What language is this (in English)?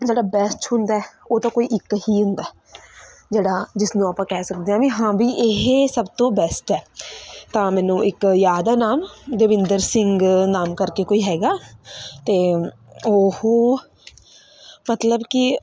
Punjabi